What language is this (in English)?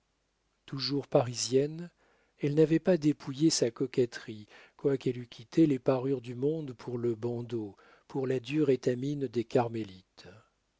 French